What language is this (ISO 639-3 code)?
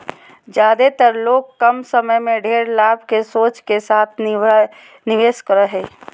mag